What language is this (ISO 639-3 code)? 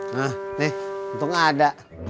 ind